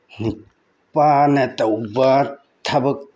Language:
Manipuri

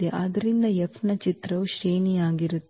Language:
Kannada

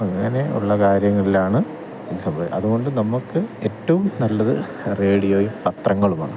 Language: Malayalam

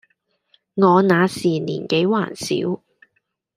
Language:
Cantonese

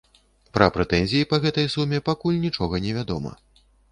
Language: Belarusian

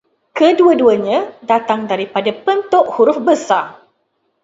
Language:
Malay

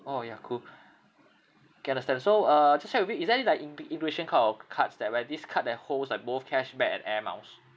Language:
English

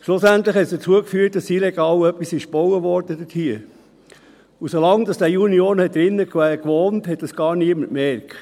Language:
Swiss German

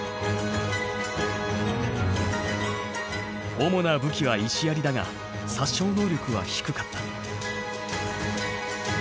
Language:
Japanese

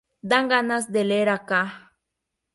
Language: Spanish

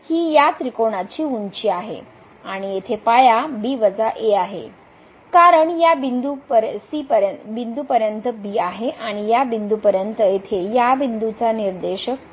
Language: Marathi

